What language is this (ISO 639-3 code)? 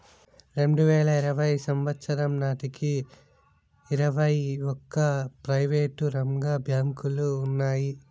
tel